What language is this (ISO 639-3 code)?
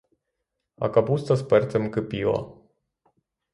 ukr